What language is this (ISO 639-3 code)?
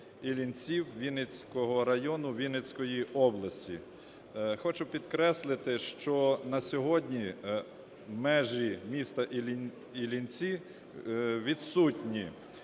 ukr